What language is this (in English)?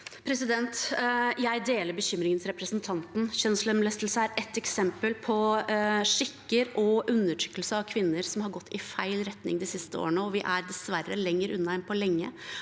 Norwegian